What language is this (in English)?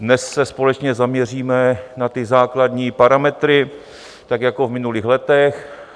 Czech